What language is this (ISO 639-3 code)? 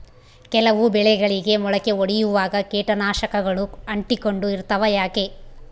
kan